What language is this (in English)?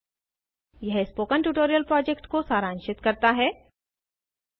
Hindi